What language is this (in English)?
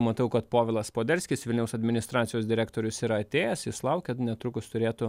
Lithuanian